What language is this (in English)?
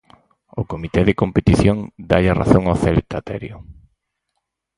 Galician